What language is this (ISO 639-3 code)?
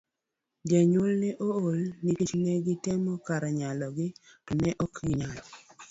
luo